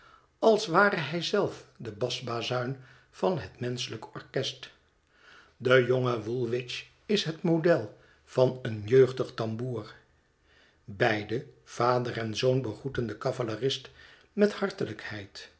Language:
Dutch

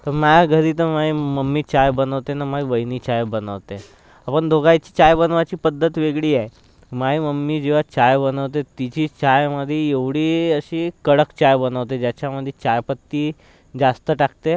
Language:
Marathi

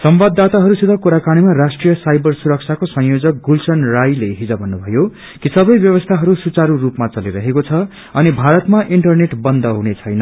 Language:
Nepali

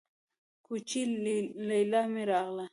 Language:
Pashto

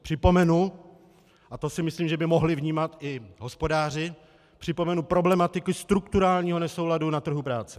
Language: Czech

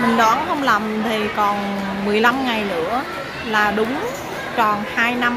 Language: Vietnamese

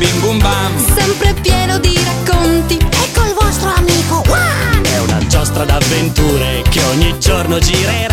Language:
Italian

